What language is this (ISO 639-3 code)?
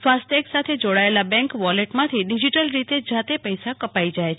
guj